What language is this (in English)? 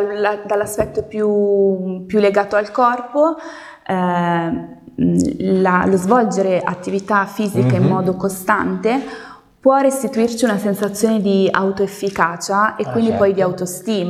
Italian